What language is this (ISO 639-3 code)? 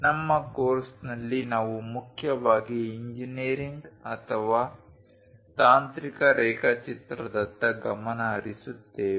kan